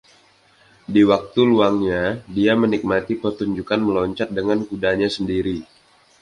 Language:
Indonesian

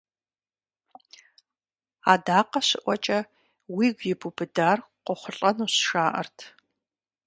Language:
Kabardian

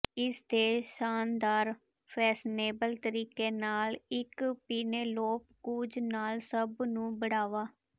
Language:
Punjabi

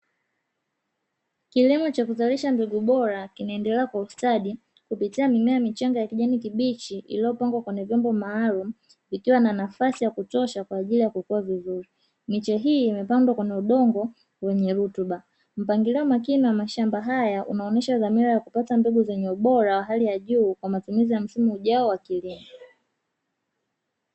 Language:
Swahili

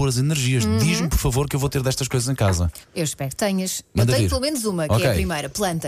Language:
Portuguese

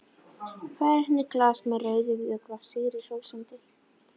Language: Icelandic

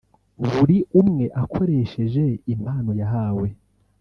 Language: Kinyarwanda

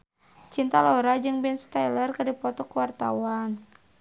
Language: Sundanese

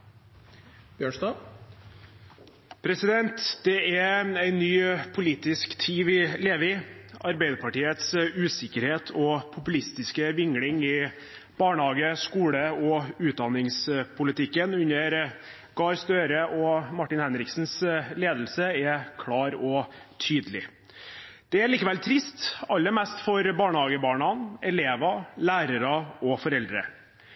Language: Norwegian Bokmål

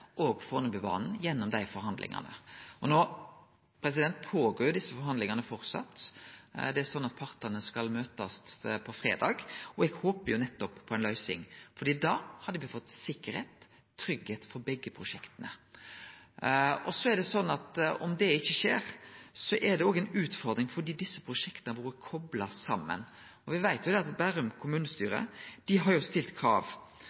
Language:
Norwegian Nynorsk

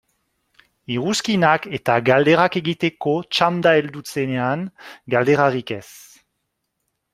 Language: Basque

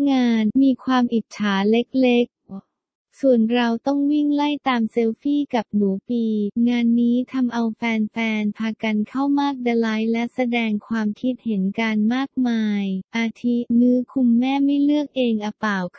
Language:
Thai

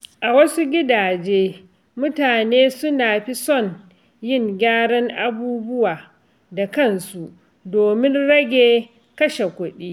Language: Hausa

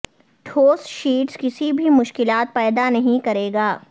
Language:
Urdu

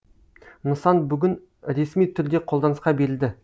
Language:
Kazakh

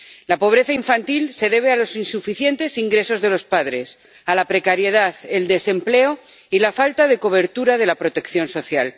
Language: Spanish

